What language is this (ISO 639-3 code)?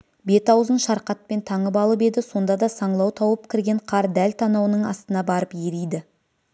kaz